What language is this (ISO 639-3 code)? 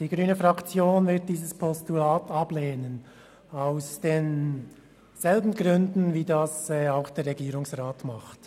gsw